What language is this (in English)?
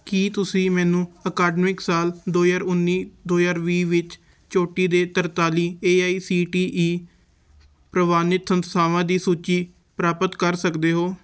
Punjabi